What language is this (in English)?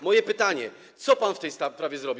Polish